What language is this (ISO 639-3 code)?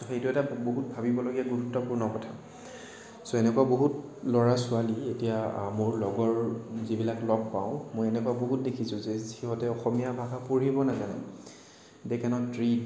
asm